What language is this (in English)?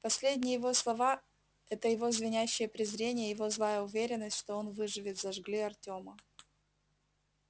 Russian